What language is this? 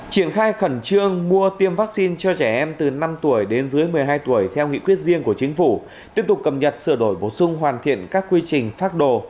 Vietnamese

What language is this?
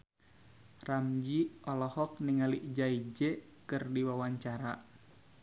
Sundanese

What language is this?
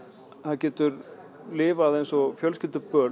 Icelandic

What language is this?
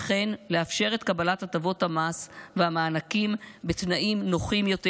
Hebrew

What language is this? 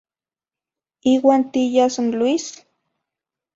Zacatlán-Ahuacatlán-Tepetzintla Nahuatl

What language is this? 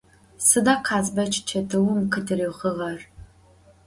Adyghe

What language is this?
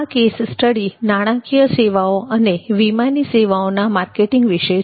Gujarati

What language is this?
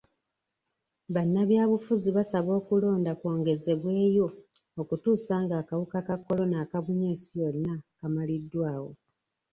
Ganda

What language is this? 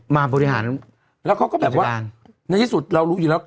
Thai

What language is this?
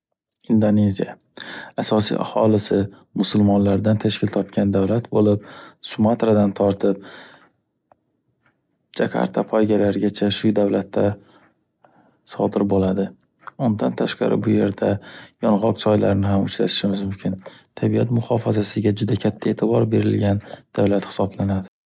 Uzbek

